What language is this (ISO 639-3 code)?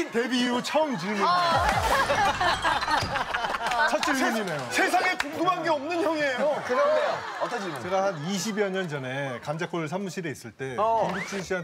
kor